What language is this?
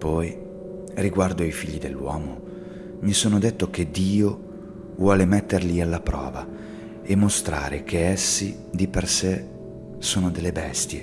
Italian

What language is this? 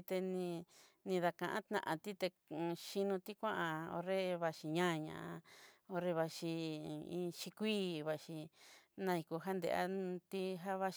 Southeastern Nochixtlán Mixtec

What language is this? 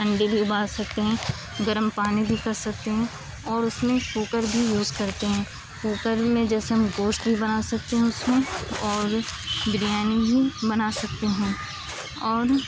Urdu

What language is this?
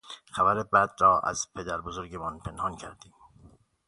Persian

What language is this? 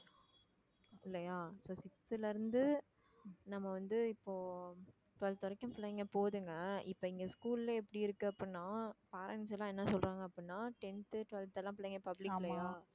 Tamil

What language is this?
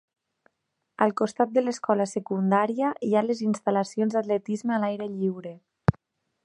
Catalan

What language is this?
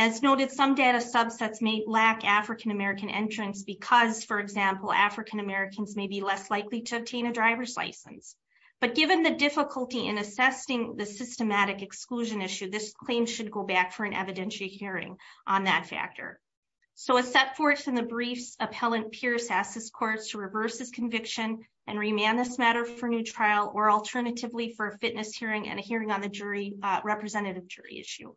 English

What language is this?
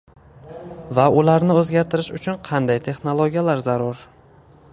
Uzbek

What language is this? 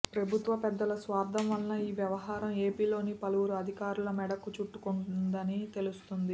Telugu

